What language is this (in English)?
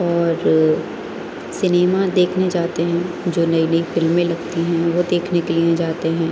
Urdu